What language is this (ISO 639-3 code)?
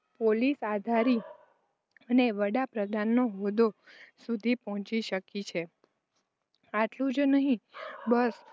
guj